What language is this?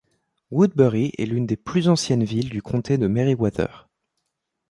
French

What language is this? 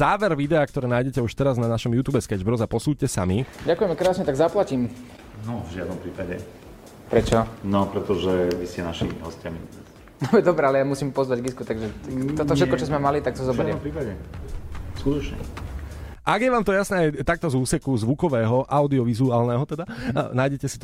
Slovak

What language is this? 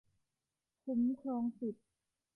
Thai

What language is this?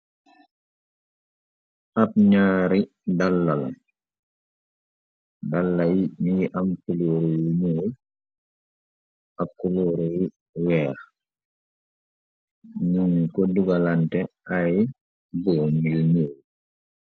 Wolof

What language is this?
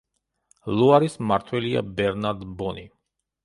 Georgian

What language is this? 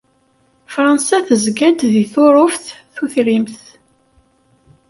Kabyle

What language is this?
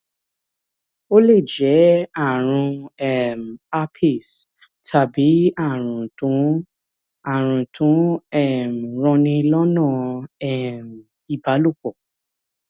Yoruba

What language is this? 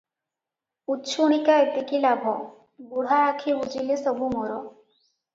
Odia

